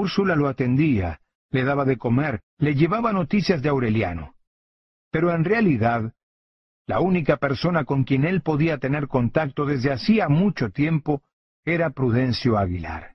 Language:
Spanish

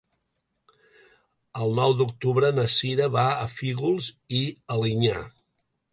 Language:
Catalan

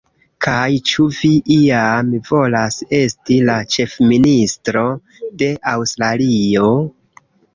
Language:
Esperanto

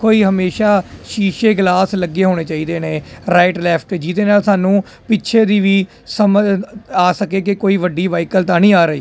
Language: Punjabi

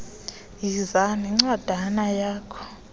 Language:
Xhosa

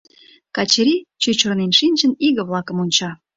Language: Mari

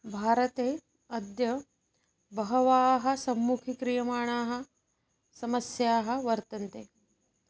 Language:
Sanskrit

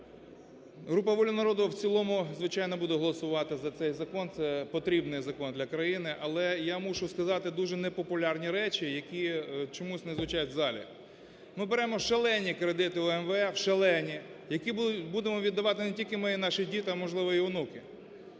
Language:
Ukrainian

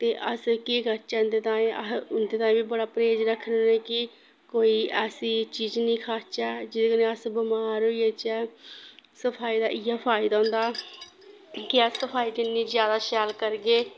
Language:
Dogri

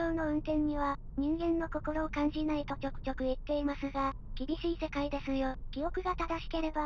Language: Japanese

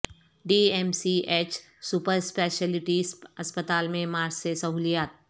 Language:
Urdu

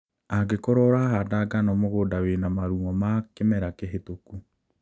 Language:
Kikuyu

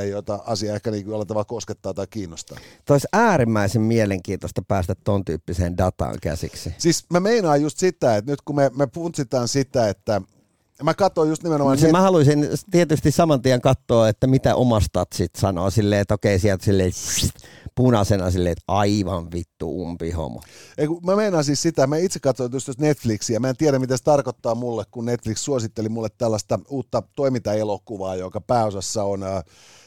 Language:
Finnish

